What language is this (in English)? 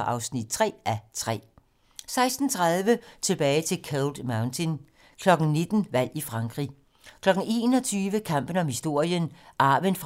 Danish